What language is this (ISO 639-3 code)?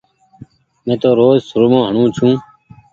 gig